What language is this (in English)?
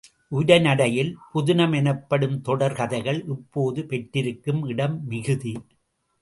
Tamil